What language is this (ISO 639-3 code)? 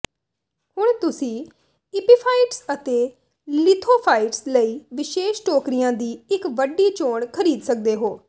pan